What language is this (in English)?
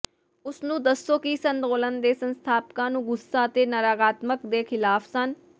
Punjabi